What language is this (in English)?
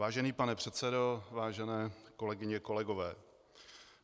Czech